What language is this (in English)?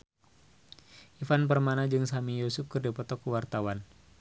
Sundanese